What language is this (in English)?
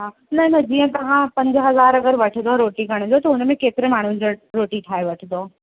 Sindhi